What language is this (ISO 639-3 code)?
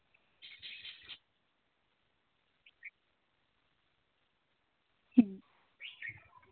sat